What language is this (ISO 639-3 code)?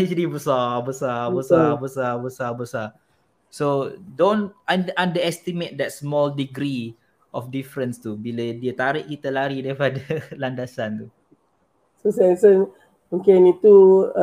msa